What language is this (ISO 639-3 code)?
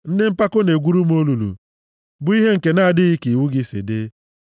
ibo